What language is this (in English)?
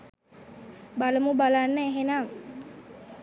Sinhala